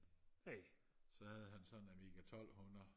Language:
Danish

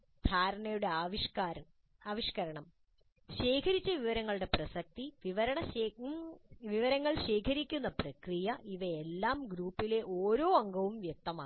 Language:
Malayalam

